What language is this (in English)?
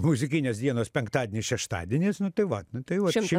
Lithuanian